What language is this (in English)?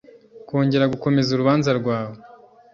Kinyarwanda